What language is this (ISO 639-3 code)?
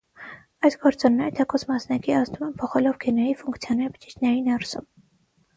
hye